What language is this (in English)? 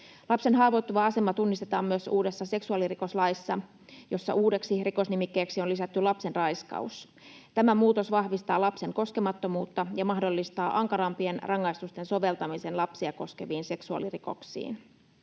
Finnish